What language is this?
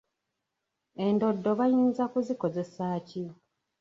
Ganda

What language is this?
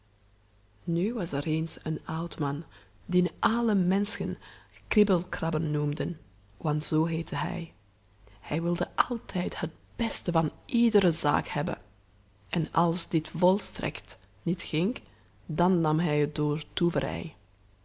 Dutch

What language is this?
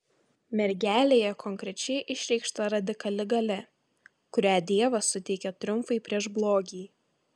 Lithuanian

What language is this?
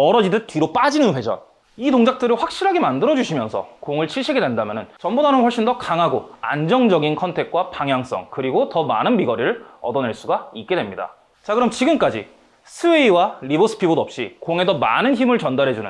Korean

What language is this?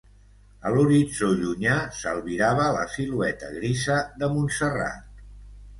Catalan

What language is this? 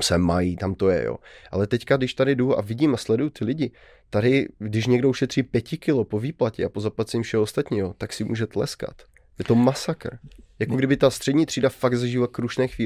Czech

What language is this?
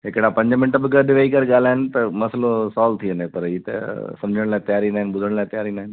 Sindhi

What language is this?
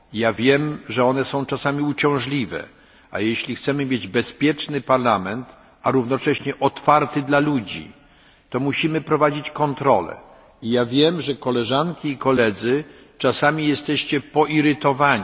Polish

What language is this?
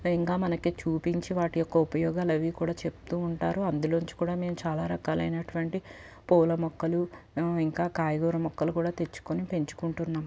Telugu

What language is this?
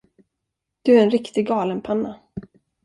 Swedish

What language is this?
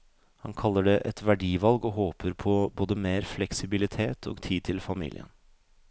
Norwegian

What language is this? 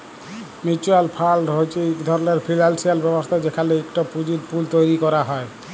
Bangla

